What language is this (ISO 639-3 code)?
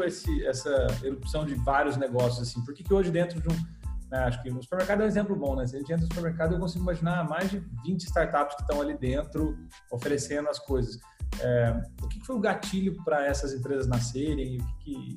por